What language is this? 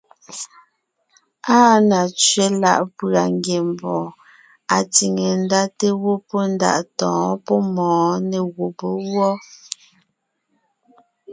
Ngiemboon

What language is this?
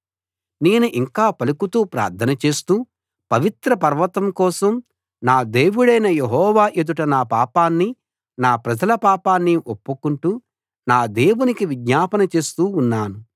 Telugu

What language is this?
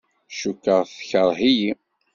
Kabyle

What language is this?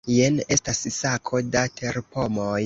Esperanto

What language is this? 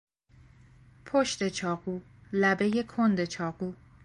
Persian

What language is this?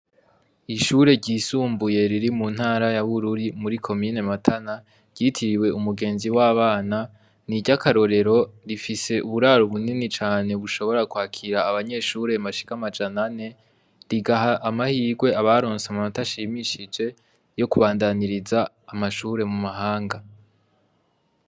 Rundi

